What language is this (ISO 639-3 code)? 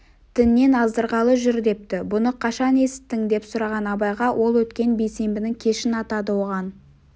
kaz